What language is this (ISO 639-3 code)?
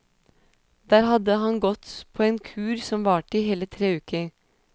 nor